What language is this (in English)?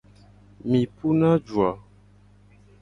Gen